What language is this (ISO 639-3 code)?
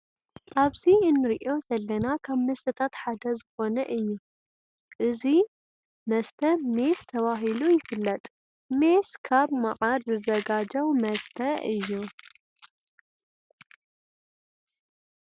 tir